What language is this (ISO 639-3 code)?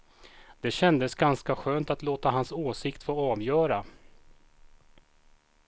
swe